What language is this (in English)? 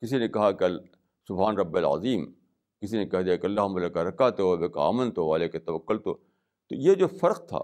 Urdu